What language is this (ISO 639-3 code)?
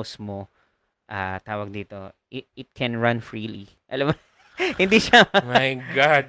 fil